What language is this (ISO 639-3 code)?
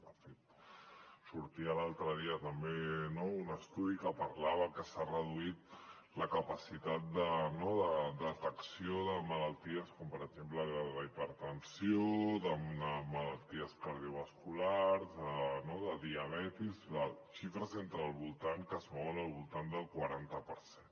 cat